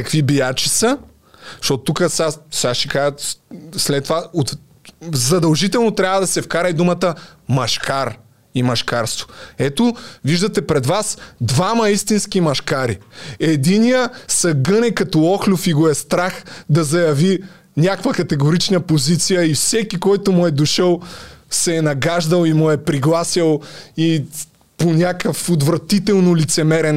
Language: Bulgarian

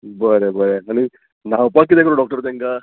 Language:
Konkani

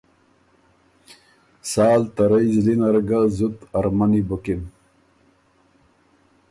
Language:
Ormuri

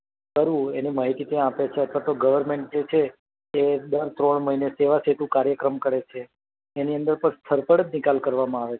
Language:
Gujarati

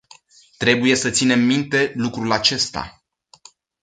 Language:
Romanian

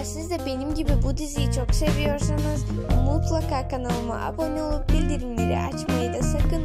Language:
Turkish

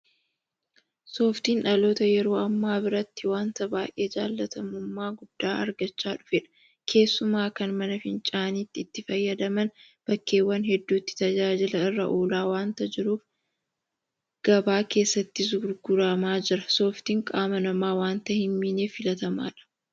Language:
Oromo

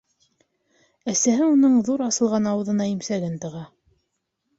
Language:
Bashkir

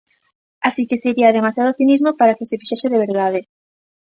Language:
Galician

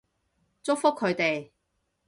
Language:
Cantonese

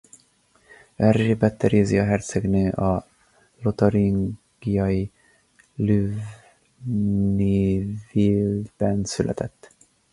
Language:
Hungarian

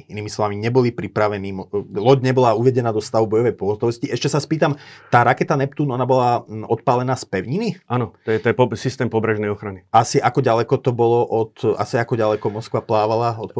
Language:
Slovak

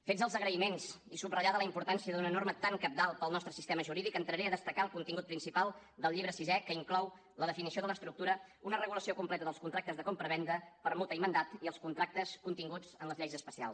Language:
Catalan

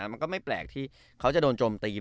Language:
Thai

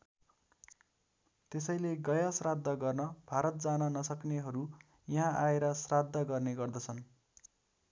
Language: Nepali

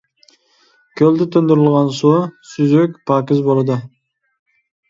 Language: Uyghur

